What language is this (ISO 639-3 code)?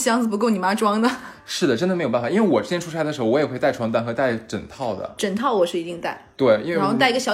zho